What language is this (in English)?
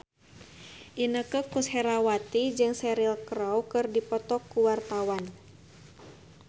Sundanese